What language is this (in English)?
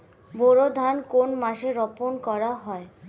Bangla